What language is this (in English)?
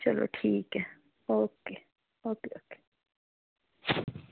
Dogri